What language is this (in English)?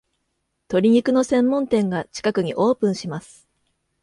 Japanese